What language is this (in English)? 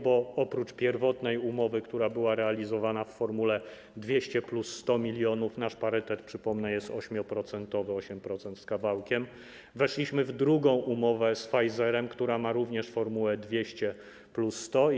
Polish